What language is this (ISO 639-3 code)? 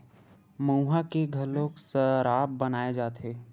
hne